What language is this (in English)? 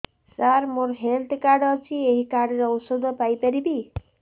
Odia